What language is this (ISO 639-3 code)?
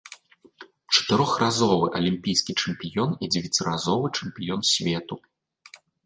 bel